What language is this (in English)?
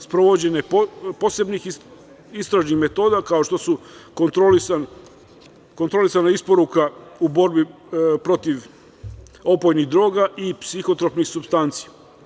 Serbian